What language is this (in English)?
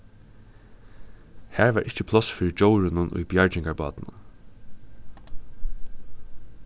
Faroese